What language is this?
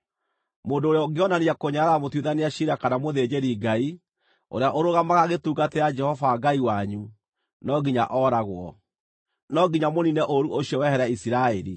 Kikuyu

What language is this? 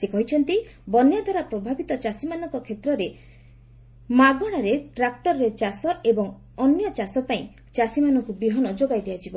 Odia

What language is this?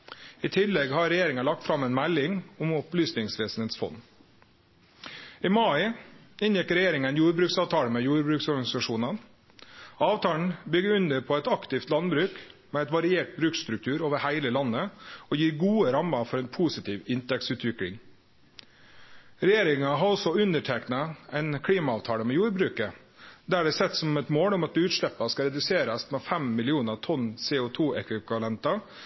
Norwegian Nynorsk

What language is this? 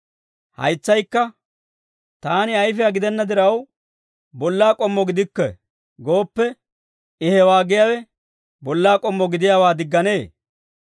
Dawro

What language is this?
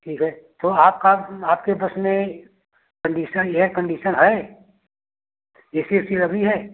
Hindi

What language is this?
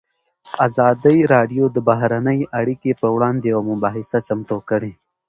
Pashto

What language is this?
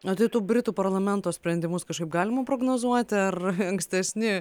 Lithuanian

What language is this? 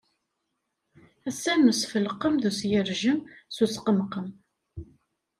Kabyle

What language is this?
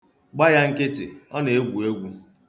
Igbo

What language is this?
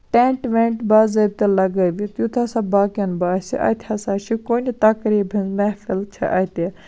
Kashmiri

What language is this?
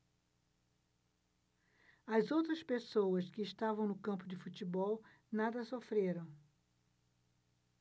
Portuguese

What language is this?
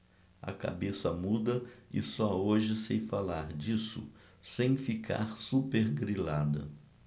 Portuguese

